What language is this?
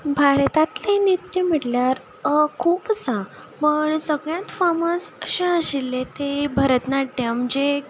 Konkani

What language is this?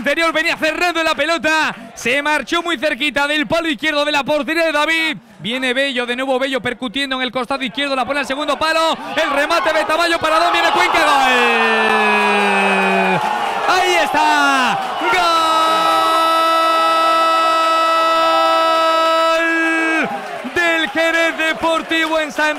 Spanish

